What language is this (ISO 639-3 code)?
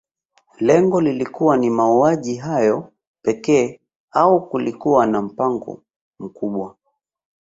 swa